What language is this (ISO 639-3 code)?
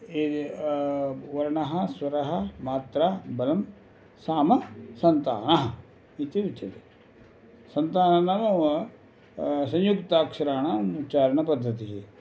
san